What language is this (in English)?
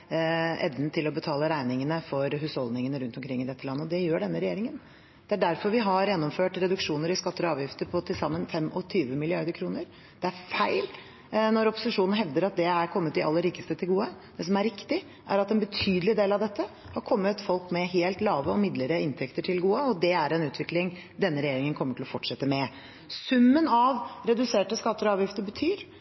Norwegian Bokmål